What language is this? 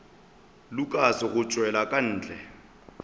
Northern Sotho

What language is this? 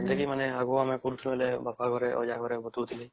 Odia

